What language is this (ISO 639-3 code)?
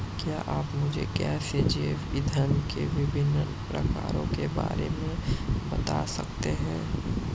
hin